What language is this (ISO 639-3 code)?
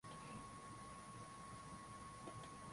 swa